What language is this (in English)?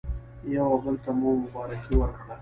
Pashto